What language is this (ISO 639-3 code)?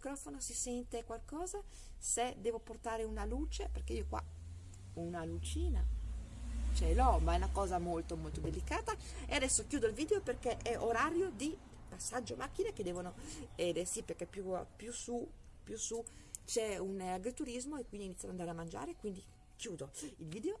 ita